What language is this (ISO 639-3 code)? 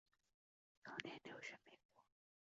zho